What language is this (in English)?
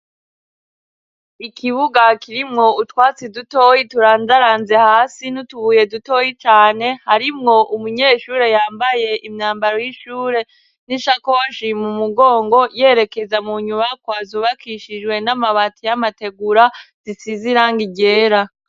Rundi